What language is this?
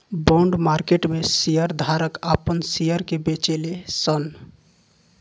Bhojpuri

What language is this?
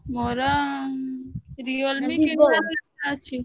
Odia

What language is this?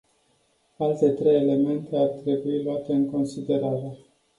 Romanian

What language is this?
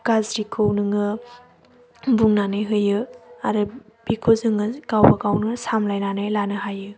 Bodo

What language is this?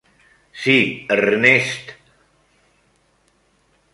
Catalan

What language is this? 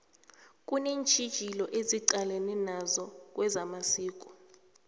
South Ndebele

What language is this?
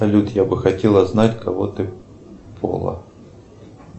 Russian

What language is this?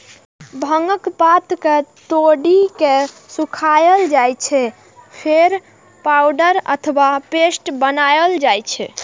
Maithili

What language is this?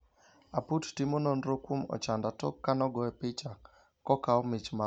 Luo (Kenya and Tanzania)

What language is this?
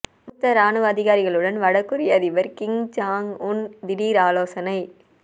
Tamil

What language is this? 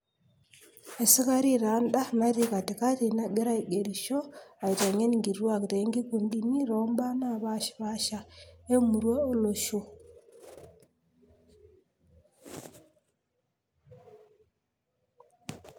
Masai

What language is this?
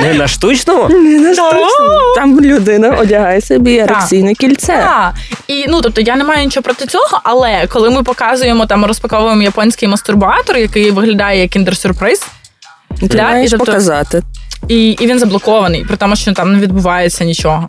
Ukrainian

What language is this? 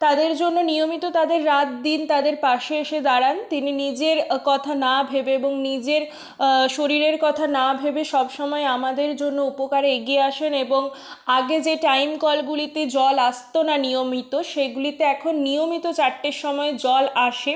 Bangla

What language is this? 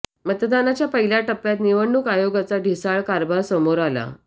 Marathi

